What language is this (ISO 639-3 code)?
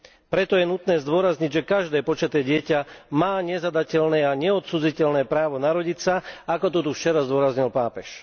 slk